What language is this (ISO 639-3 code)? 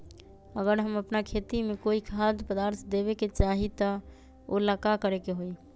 mag